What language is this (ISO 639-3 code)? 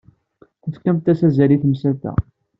kab